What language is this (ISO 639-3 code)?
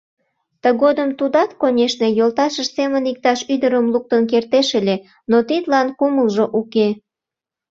chm